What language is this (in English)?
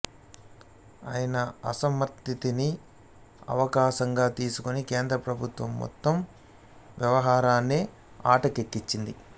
Telugu